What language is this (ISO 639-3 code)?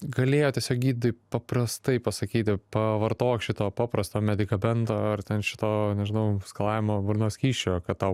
lit